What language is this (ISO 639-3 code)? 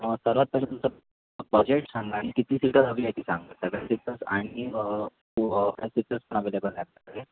mar